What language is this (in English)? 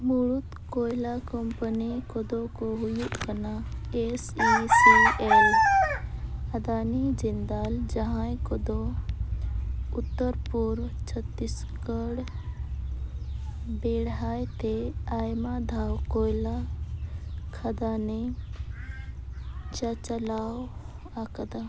Santali